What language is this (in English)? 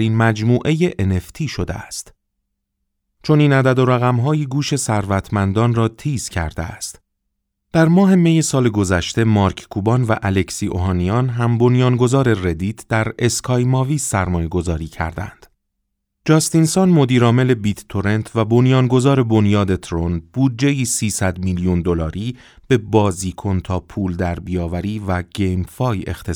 Persian